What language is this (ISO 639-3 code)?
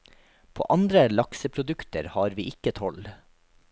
nor